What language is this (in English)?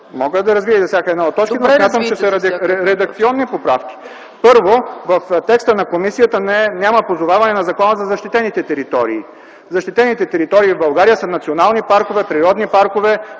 Bulgarian